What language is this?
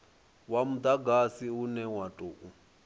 Venda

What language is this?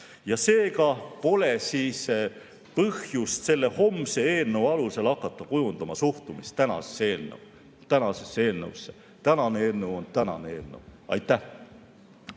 Estonian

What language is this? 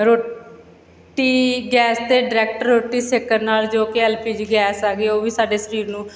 Punjabi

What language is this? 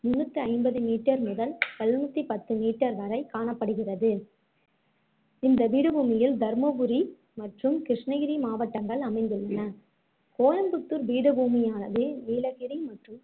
Tamil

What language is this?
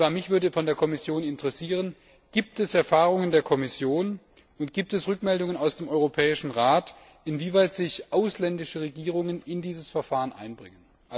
German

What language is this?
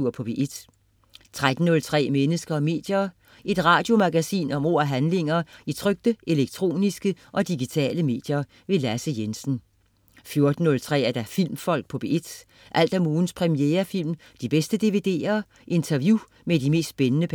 Danish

